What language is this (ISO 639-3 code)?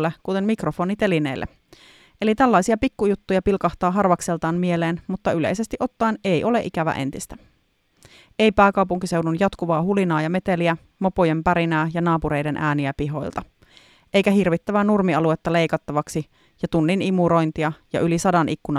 fin